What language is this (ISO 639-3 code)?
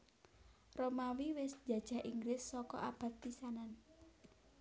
jav